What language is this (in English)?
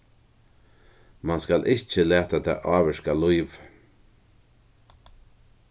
Faroese